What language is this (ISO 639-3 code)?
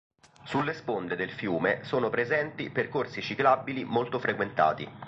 ita